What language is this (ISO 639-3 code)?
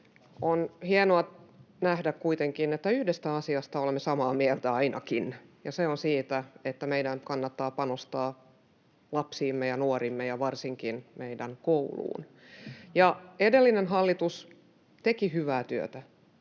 fin